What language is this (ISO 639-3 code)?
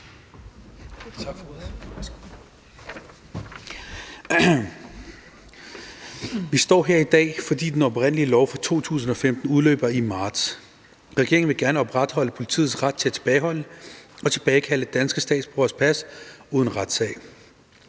dan